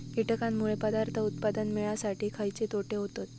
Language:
Marathi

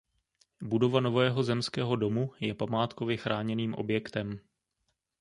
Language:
Czech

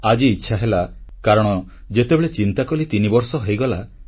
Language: Odia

